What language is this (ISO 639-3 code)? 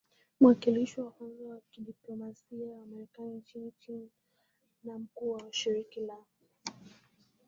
swa